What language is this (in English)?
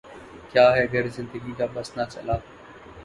Urdu